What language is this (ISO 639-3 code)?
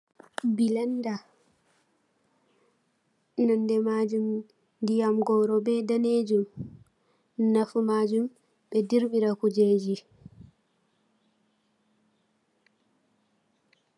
ful